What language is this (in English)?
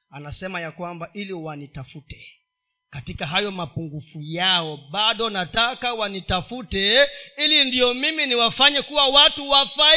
Swahili